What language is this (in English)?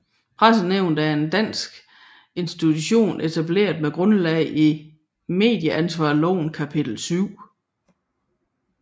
Danish